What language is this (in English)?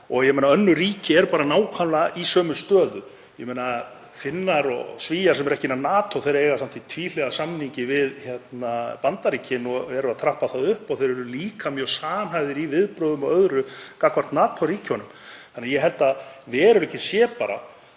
Icelandic